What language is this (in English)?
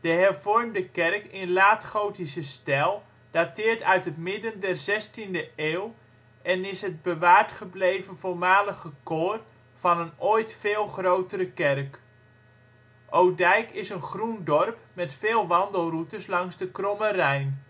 Dutch